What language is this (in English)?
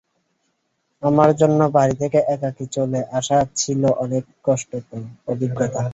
Bangla